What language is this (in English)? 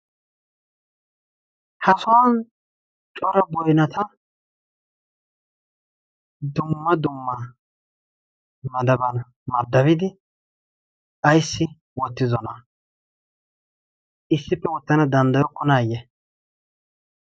Wolaytta